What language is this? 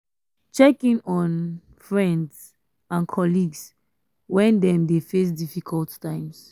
Nigerian Pidgin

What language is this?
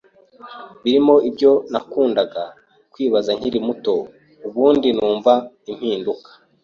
Kinyarwanda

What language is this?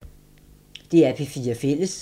Danish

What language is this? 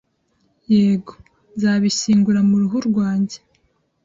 Kinyarwanda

